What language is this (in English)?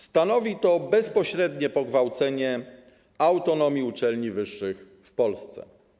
Polish